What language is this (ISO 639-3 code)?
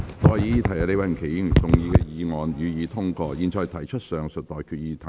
yue